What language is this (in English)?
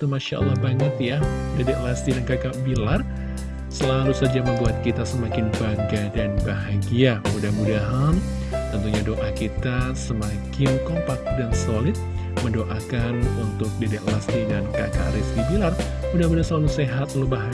Indonesian